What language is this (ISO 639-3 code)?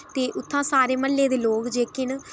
doi